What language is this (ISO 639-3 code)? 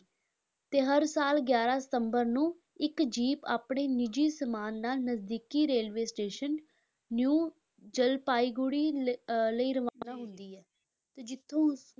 pan